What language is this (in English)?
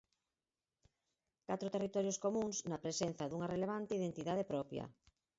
Galician